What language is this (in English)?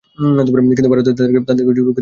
Bangla